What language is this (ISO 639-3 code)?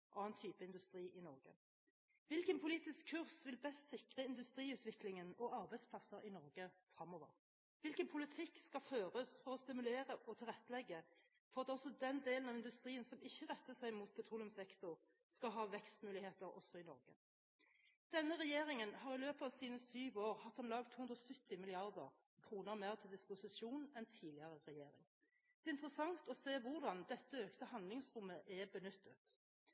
nob